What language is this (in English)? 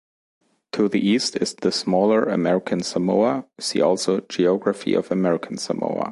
English